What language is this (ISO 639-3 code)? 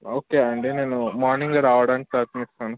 tel